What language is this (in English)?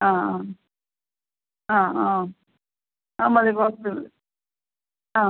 Malayalam